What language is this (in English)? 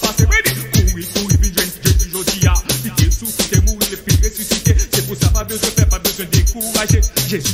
French